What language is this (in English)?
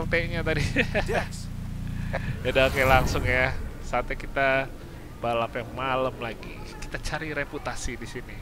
Indonesian